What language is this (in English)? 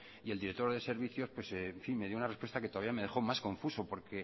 Spanish